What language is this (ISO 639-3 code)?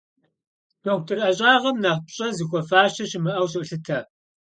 kbd